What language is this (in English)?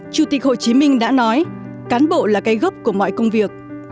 Vietnamese